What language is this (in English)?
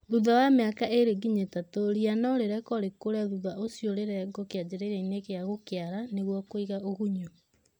Kikuyu